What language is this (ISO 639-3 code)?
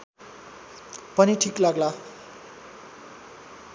nep